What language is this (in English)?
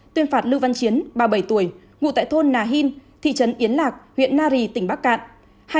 Vietnamese